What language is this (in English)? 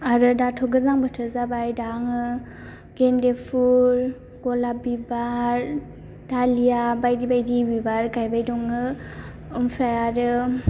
Bodo